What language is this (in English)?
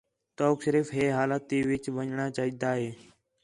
Khetrani